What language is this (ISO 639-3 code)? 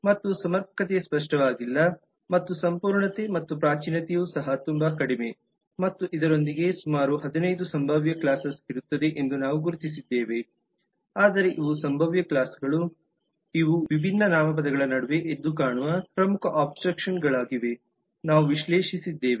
kan